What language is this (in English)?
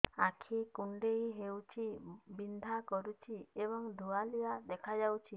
Odia